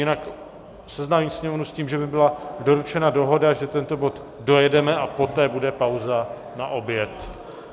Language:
Czech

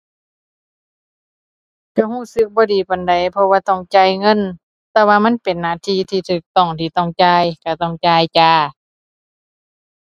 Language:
Thai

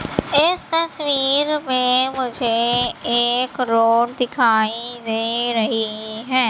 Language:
Hindi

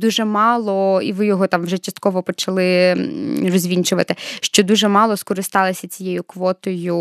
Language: Ukrainian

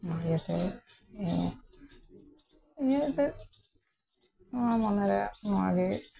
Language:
Santali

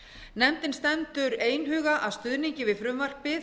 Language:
Icelandic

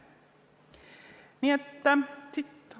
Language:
Estonian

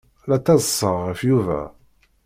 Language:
Kabyle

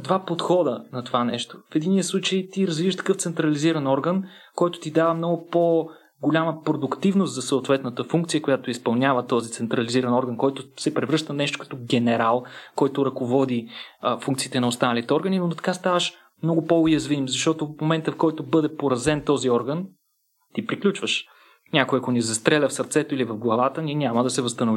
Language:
Bulgarian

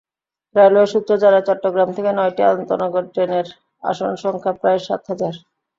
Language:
Bangla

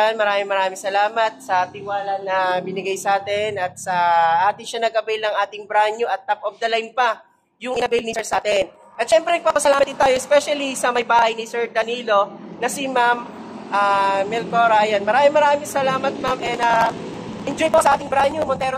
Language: Filipino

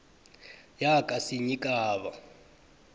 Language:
South Ndebele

